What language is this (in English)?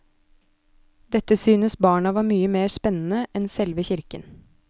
Norwegian